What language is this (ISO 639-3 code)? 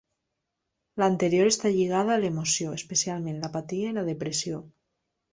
cat